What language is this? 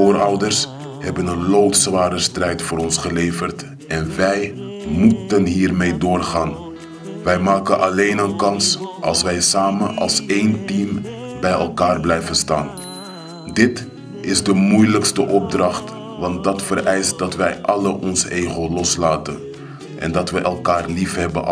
Dutch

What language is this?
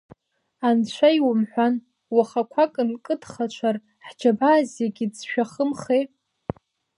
Abkhazian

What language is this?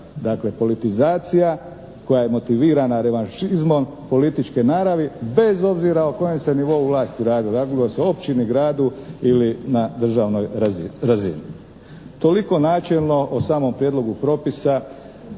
Croatian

